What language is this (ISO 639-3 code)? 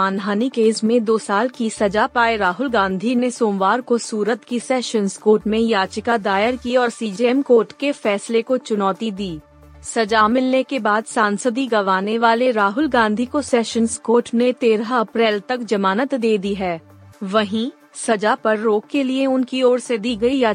hin